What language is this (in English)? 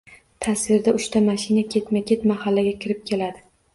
Uzbek